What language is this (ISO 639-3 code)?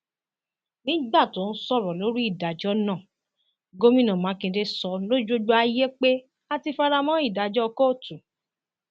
yor